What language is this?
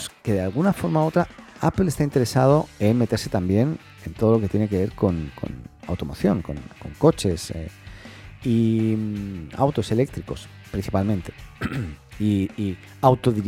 Spanish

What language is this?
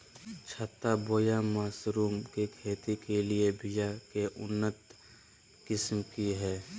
Magahi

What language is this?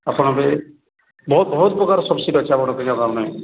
Odia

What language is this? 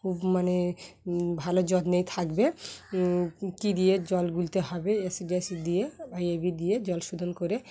Bangla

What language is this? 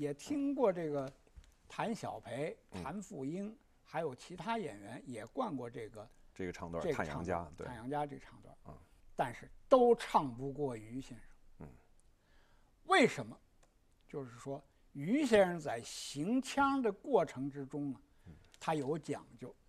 Chinese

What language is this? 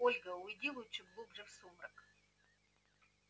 Russian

